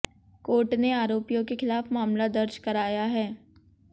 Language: Hindi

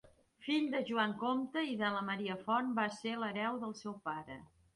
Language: Catalan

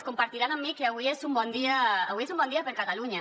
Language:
Catalan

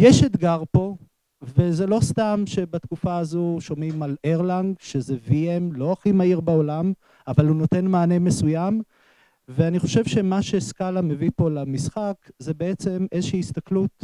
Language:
Hebrew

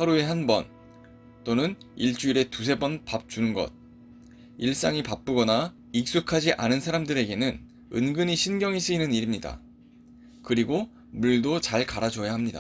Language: Korean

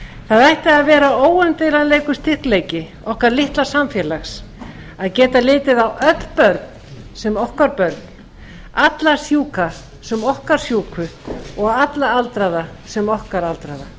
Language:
Icelandic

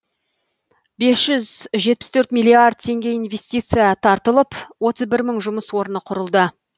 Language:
Kazakh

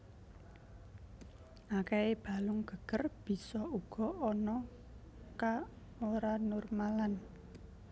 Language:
Javanese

